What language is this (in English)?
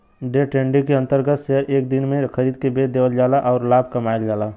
Bhojpuri